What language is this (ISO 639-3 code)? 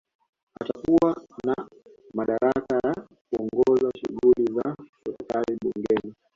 swa